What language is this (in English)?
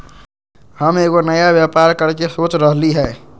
Magahi